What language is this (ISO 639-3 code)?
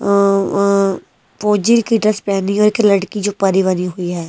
hin